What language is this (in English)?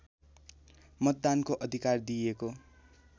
Nepali